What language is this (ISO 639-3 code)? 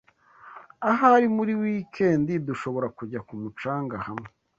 kin